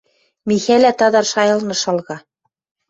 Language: Western Mari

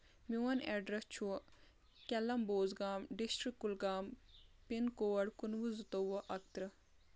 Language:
Kashmiri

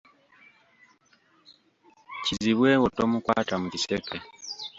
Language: Ganda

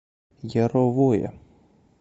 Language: Russian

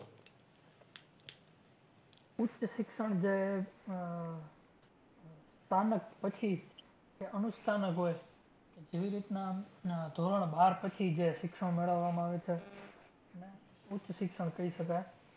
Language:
Gujarati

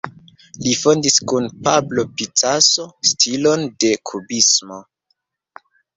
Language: Esperanto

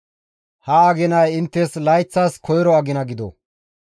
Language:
Gamo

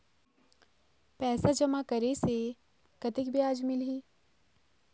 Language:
Chhattisgarhi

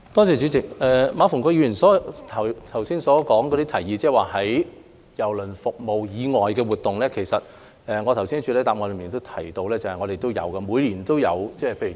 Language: Cantonese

